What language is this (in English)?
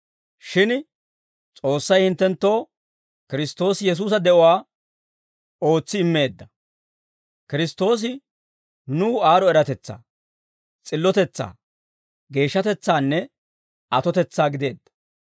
Dawro